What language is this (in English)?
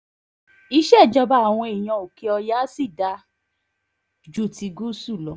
Yoruba